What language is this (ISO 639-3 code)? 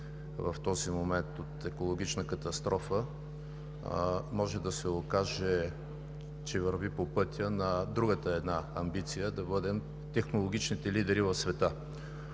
bul